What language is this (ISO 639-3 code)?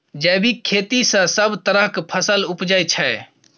mai